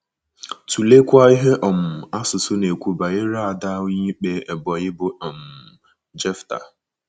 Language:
Igbo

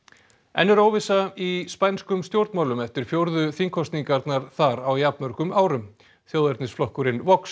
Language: Icelandic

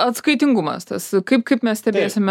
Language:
Lithuanian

